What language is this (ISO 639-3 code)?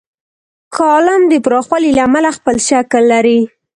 pus